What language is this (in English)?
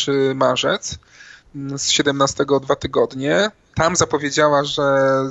Polish